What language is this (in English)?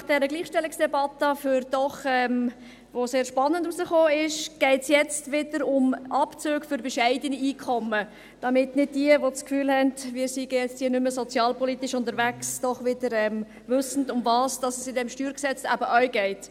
Swiss German